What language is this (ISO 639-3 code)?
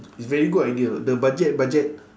eng